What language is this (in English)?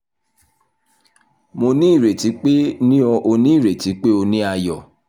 Yoruba